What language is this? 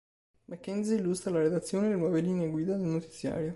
Italian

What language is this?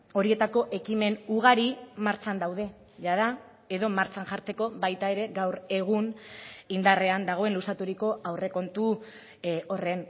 Basque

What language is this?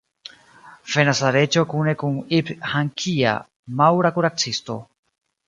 Esperanto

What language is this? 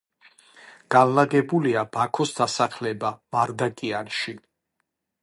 Georgian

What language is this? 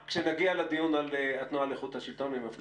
Hebrew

